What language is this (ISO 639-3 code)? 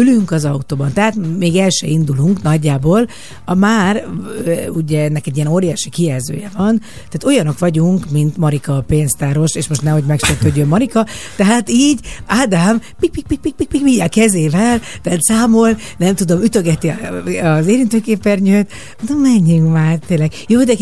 hun